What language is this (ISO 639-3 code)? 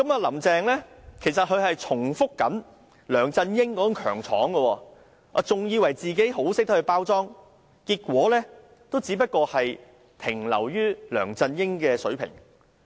yue